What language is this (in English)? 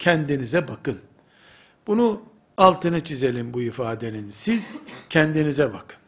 Turkish